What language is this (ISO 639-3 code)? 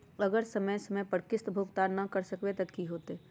mag